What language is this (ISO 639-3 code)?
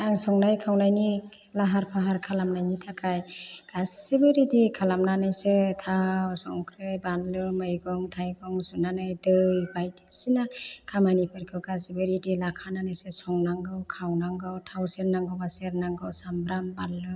brx